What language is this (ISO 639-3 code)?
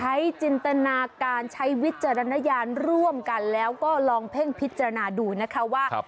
tha